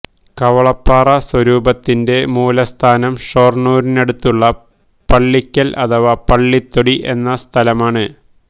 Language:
Malayalam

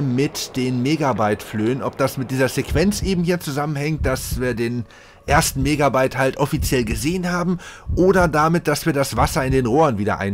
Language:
German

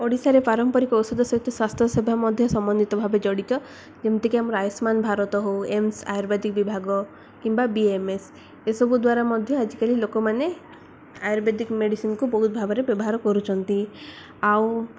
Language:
Odia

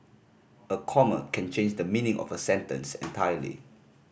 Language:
English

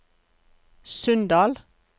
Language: Norwegian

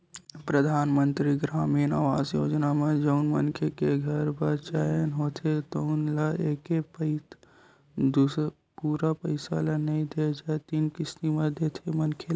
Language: Chhattisgarhi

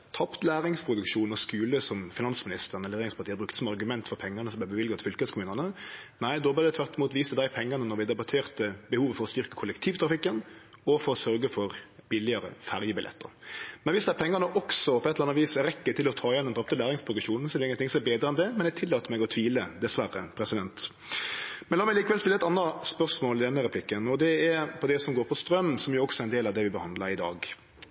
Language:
Norwegian Nynorsk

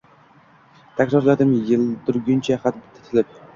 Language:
Uzbek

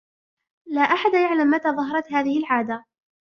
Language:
Arabic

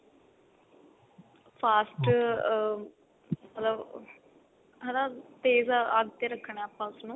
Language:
Punjabi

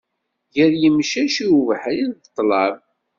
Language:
Kabyle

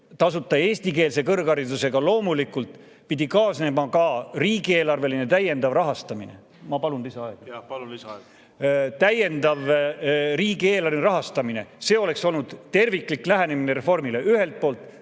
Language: Estonian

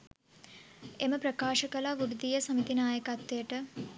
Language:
Sinhala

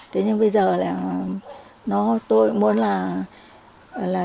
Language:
Vietnamese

